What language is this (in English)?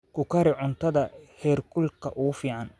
Somali